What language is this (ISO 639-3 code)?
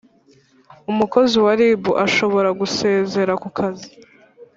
kin